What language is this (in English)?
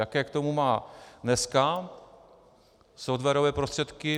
Czech